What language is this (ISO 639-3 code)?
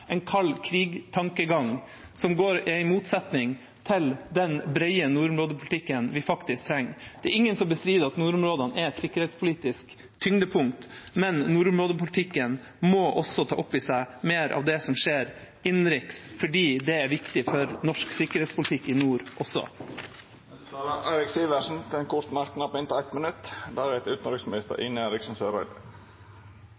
nor